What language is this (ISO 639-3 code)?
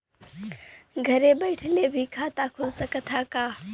bho